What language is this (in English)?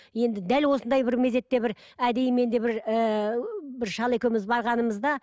Kazakh